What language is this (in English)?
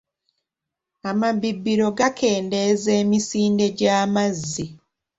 Ganda